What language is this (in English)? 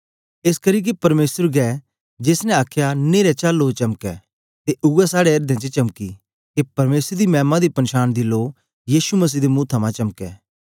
Dogri